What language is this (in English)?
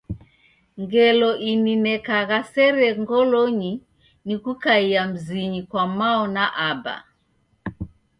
Taita